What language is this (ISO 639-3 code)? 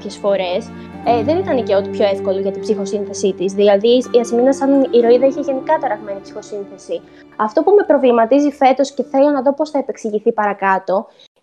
ell